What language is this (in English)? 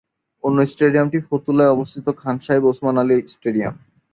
Bangla